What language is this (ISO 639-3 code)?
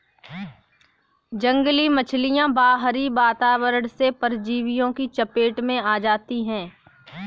hin